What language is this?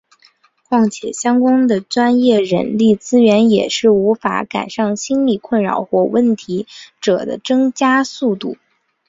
Chinese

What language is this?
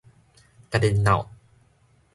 Min Nan Chinese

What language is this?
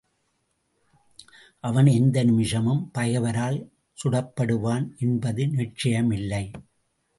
Tamil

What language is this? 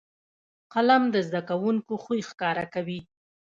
Pashto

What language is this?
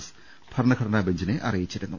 Malayalam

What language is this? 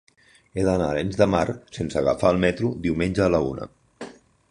Catalan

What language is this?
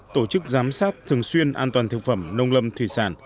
Vietnamese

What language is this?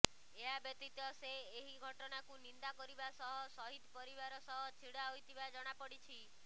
Odia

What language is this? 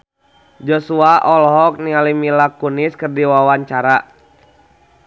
Sundanese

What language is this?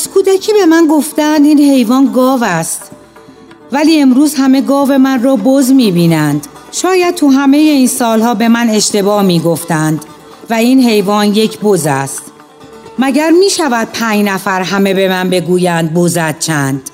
Persian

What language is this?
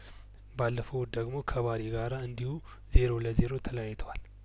Amharic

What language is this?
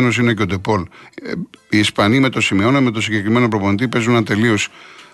Greek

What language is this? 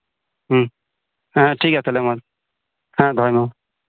Santali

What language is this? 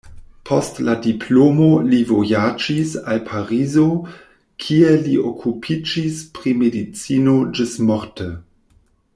Esperanto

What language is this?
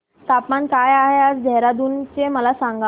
Marathi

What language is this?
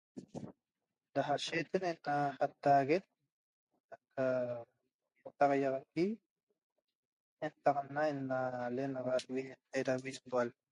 Toba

